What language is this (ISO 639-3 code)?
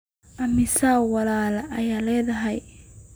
som